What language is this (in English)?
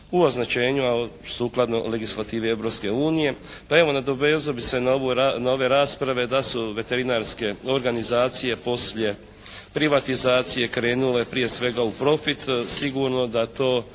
Croatian